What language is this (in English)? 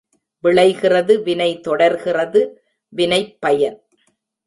Tamil